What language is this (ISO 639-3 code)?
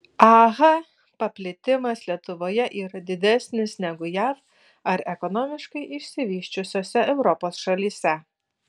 lit